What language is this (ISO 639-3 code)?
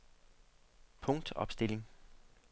dan